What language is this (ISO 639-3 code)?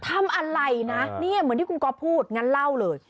tha